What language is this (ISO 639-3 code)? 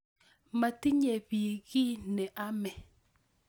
kln